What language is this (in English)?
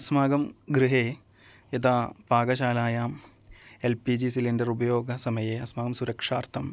Sanskrit